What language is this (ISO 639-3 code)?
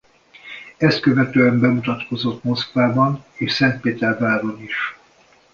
hun